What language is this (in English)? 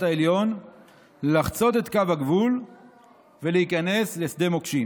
Hebrew